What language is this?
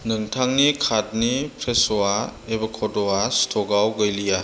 Bodo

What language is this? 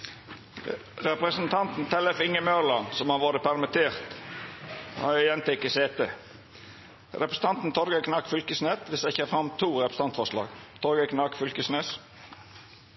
Norwegian Nynorsk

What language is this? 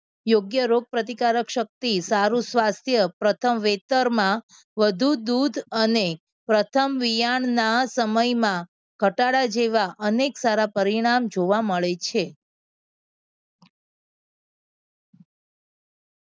Gujarati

